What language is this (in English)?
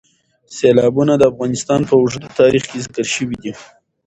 Pashto